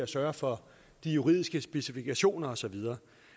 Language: Danish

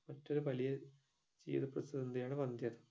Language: Malayalam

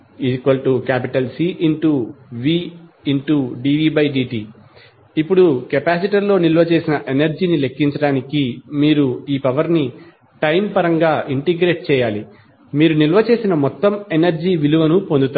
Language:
Telugu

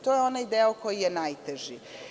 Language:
Serbian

